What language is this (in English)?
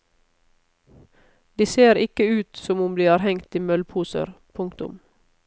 Norwegian